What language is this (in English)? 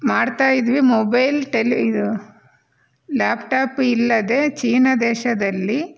Kannada